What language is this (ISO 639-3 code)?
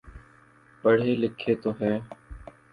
urd